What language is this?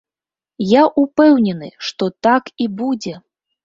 Belarusian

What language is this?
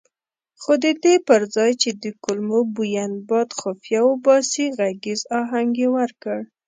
Pashto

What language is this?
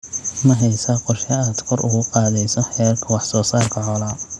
Somali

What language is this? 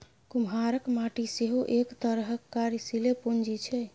Maithili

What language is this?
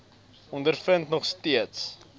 Afrikaans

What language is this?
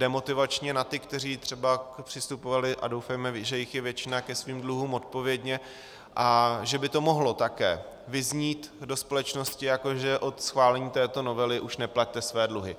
Czech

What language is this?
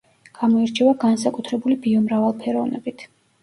Georgian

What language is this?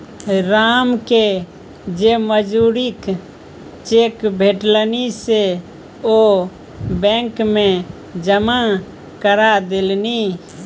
Maithili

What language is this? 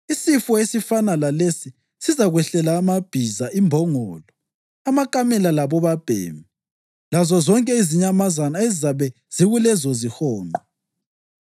North Ndebele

